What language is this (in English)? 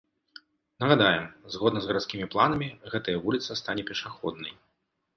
Belarusian